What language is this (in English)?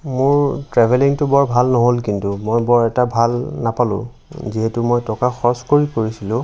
Assamese